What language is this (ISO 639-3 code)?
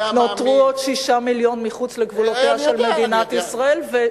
heb